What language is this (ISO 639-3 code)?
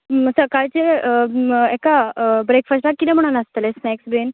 kok